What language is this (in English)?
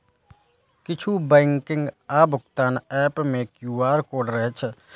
Maithili